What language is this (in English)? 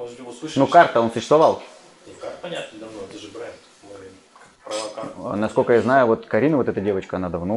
Russian